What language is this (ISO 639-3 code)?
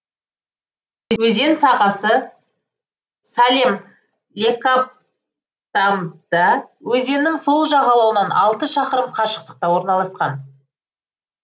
kaz